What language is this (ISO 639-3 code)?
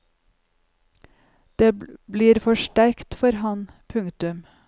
nor